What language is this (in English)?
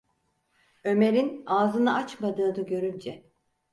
Turkish